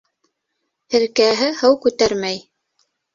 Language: Bashkir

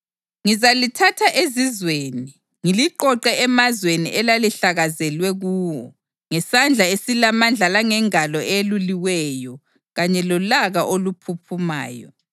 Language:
North Ndebele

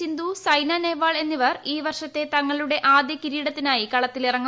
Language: Malayalam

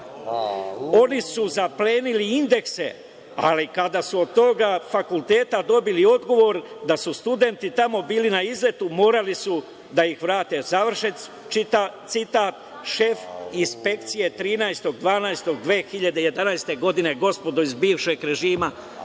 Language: Serbian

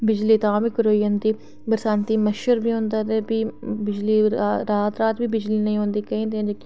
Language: Dogri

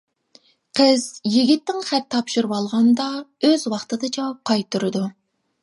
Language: Uyghur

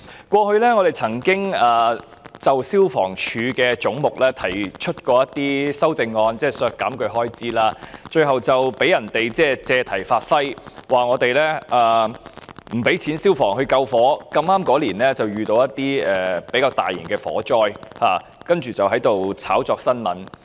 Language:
Cantonese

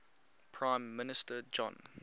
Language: English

